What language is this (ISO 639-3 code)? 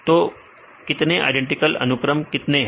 hin